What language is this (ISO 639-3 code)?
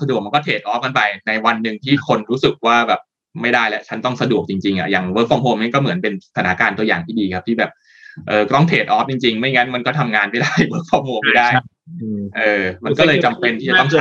tha